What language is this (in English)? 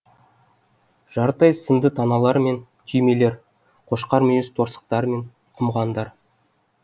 Kazakh